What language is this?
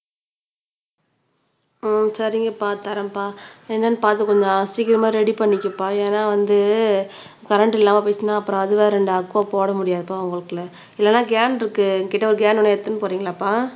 Tamil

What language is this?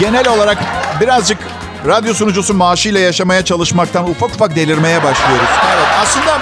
Turkish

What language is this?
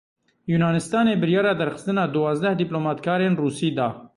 Kurdish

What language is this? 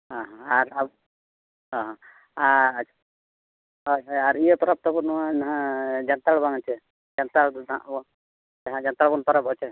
Santali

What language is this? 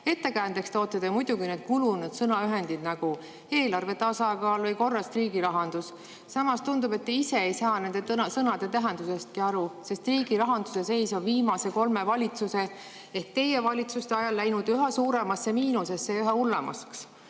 Estonian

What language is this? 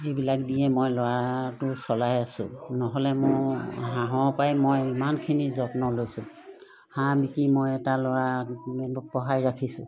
Assamese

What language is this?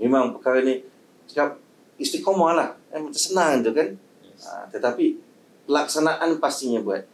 Malay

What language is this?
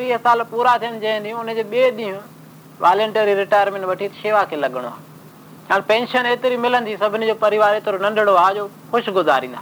Hindi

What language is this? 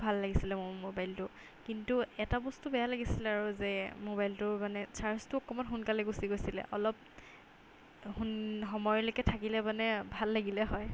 Assamese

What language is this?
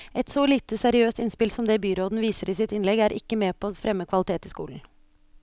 Norwegian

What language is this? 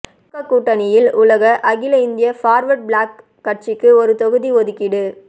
Tamil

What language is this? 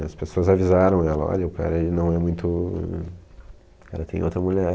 Portuguese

